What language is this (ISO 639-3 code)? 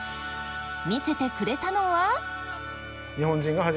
jpn